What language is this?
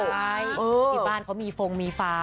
Thai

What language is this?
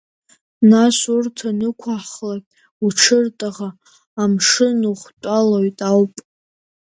Abkhazian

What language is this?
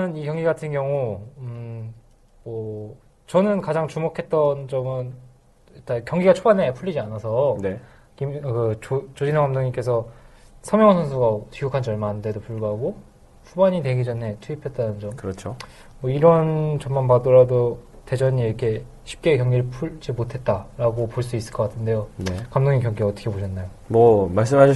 Korean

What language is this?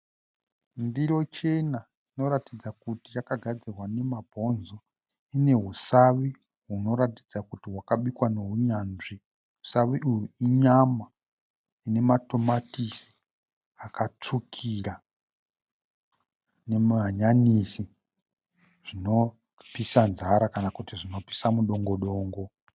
Shona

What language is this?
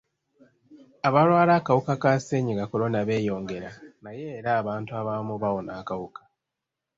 Ganda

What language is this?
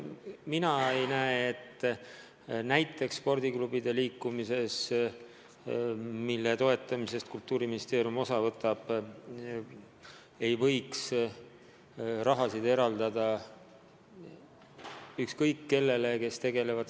Estonian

